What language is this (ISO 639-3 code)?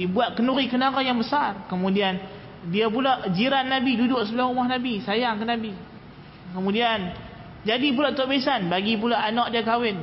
msa